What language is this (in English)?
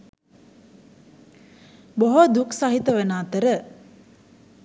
Sinhala